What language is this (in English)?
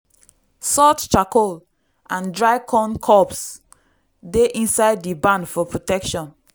Nigerian Pidgin